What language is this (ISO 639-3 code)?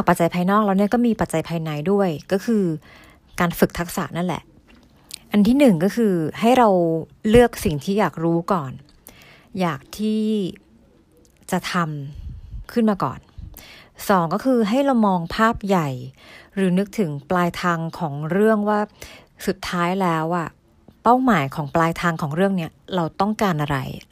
tha